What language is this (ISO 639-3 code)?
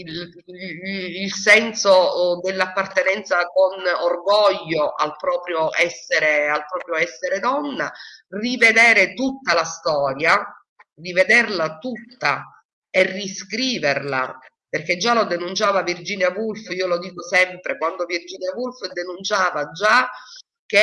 ita